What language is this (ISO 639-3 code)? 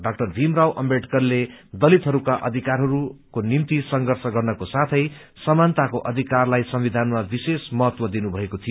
nep